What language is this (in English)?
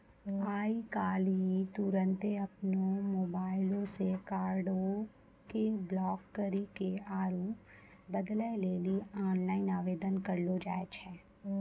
Maithili